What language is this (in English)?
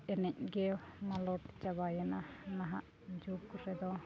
Santali